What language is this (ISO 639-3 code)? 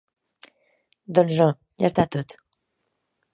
cat